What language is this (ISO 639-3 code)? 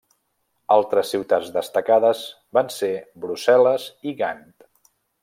cat